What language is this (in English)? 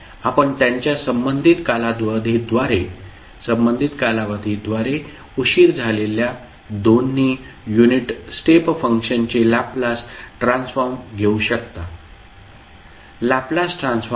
Marathi